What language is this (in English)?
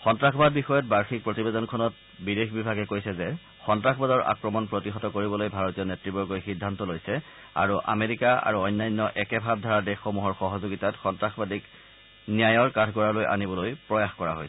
Assamese